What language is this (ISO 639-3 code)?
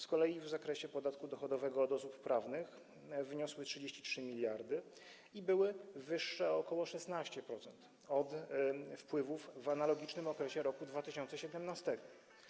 pol